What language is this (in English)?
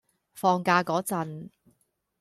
Cantonese